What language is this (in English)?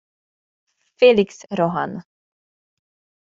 Hungarian